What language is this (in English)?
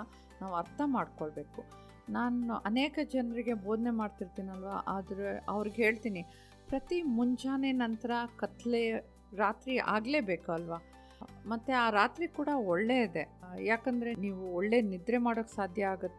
Kannada